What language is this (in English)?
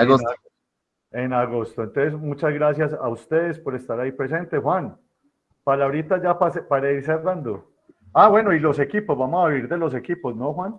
Spanish